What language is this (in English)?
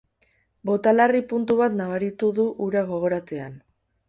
Basque